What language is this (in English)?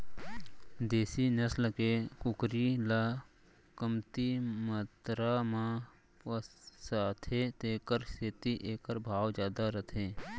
Chhattisgarhi